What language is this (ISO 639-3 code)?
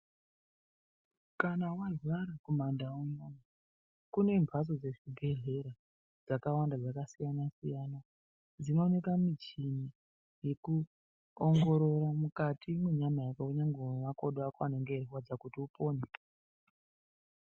ndc